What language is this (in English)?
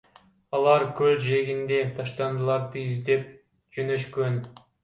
Kyrgyz